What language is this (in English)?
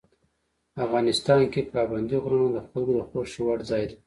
Pashto